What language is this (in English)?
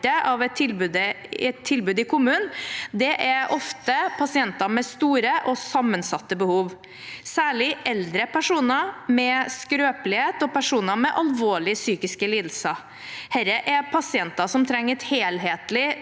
Norwegian